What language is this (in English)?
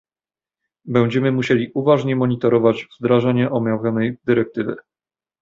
Polish